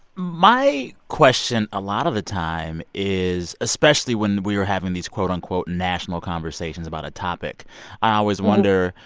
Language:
English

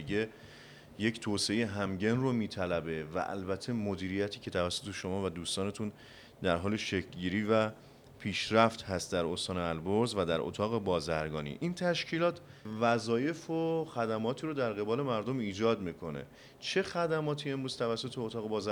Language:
Persian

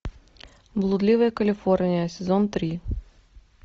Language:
Russian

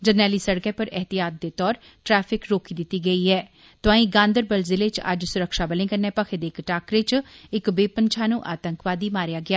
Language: Dogri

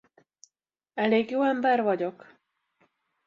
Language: Hungarian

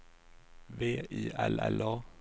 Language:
Swedish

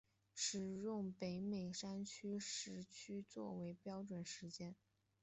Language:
Chinese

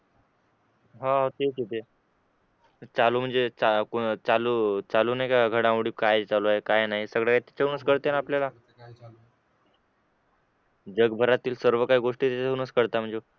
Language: Marathi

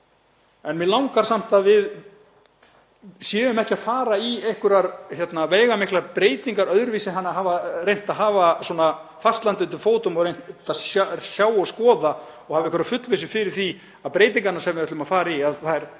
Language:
Icelandic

